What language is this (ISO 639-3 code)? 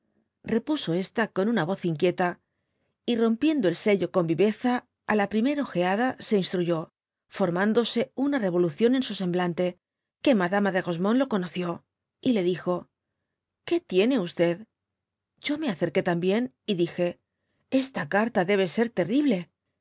spa